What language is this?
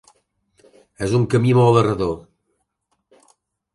Catalan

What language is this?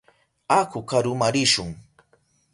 Southern Pastaza Quechua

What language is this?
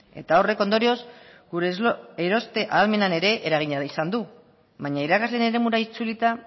Basque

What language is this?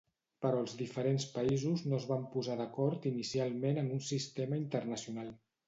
Catalan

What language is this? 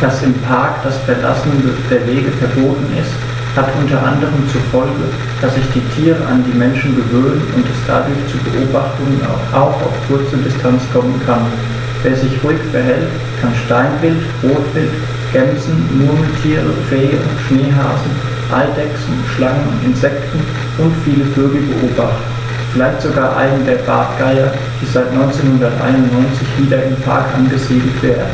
German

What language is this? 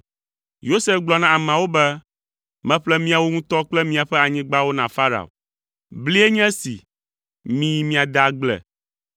Ewe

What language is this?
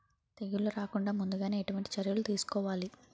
Telugu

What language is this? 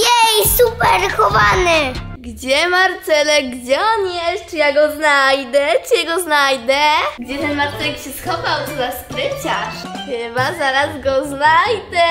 Polish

